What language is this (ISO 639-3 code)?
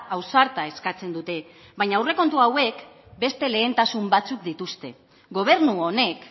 eus